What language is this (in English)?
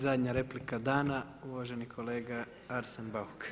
Croatian